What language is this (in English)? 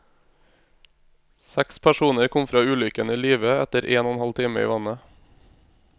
Norwegian